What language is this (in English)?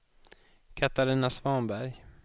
Swedish